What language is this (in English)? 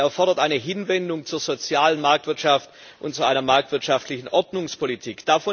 German